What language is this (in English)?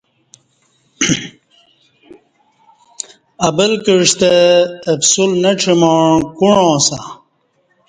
Kati